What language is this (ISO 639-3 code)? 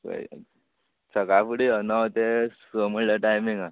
kok